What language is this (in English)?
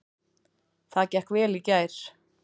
Icelandic